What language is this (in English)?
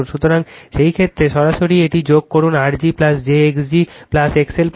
Bangla